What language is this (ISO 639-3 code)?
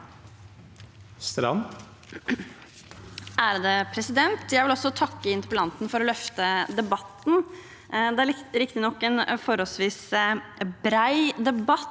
nor